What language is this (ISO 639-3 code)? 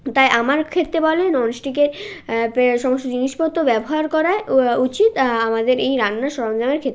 ben